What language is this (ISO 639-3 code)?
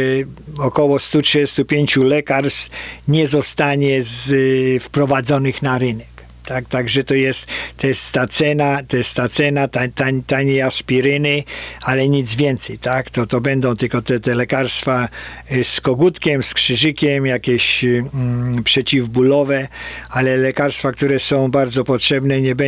pol